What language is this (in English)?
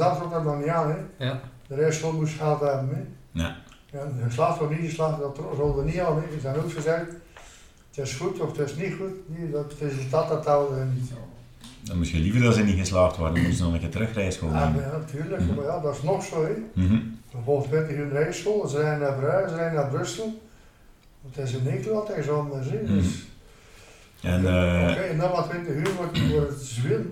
Dutch